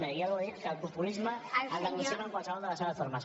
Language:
Catalan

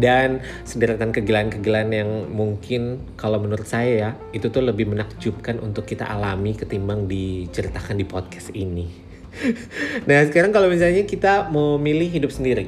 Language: Indonesian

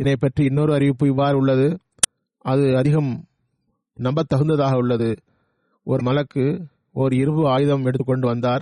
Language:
Tamil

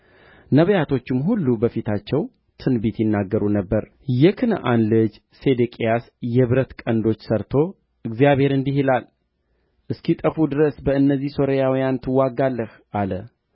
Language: Amharic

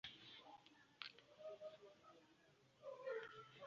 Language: Ganda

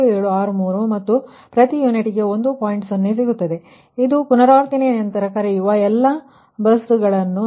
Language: Kannada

